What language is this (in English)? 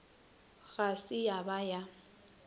Northern Sotho